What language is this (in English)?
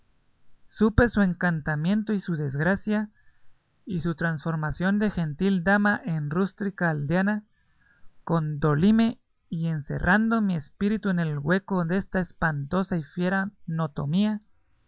Spanish